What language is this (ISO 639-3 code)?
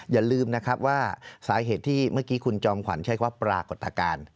tha